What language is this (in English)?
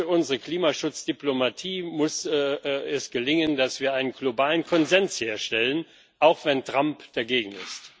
German